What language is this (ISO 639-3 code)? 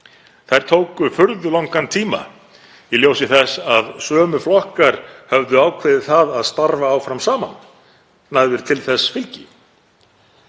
isl